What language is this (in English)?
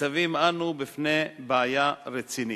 Hebrew